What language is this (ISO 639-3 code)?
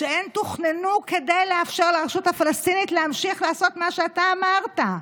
heb